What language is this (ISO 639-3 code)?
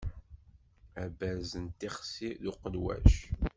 kab